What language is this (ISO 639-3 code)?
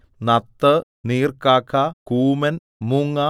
mal